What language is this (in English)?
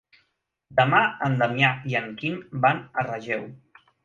Catalan